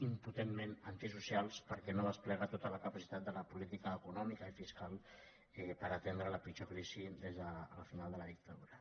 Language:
Catalan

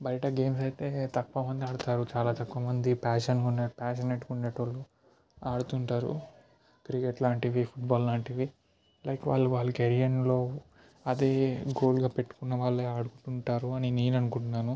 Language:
Telugu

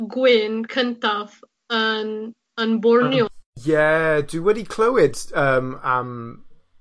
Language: Welsh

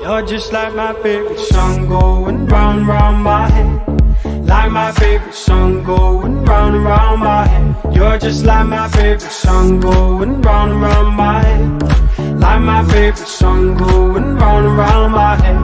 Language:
English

